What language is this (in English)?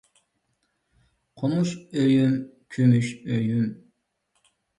Uyghur